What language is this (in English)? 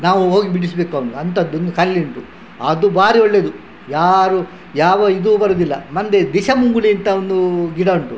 Kannada